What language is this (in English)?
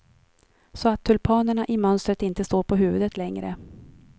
Swedish